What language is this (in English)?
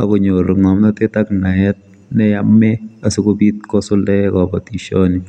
Kalenjin